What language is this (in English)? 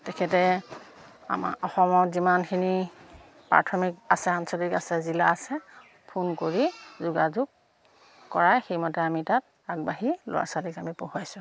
Assamese